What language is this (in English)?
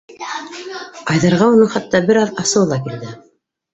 Bashkir